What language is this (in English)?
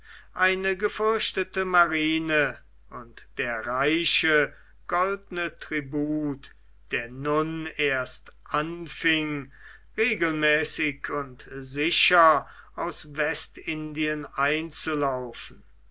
German